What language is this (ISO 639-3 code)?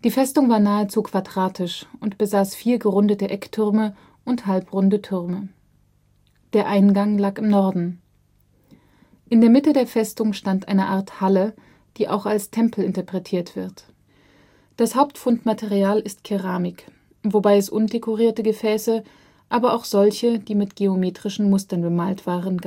deu